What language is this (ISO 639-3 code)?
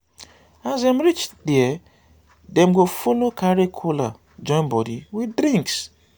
pcm